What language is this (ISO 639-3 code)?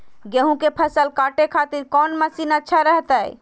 mag